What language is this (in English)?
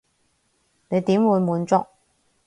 Cantonese